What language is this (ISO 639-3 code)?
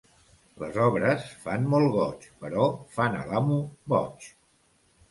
cat